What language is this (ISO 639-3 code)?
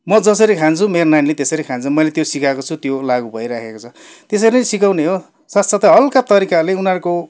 nep